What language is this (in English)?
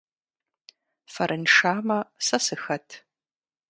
Kabardian